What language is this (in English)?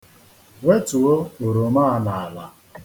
Igbo